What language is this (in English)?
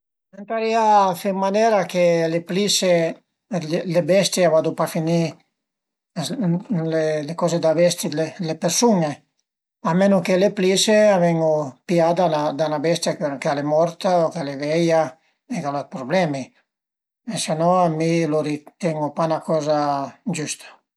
Piedmontese